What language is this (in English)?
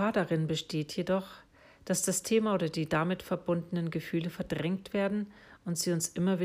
German